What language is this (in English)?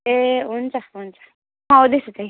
Nepali